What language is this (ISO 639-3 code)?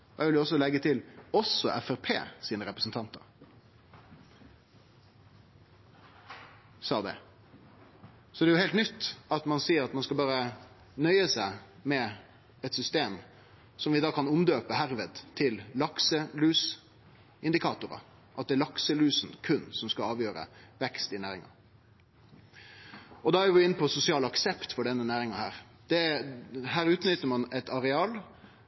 nno